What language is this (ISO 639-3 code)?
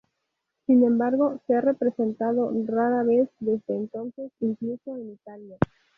spa